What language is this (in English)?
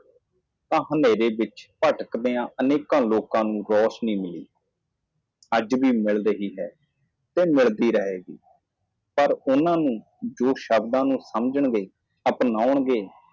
Punjabi